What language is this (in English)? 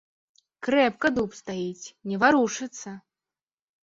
Belarusian